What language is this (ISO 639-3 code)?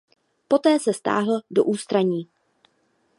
ces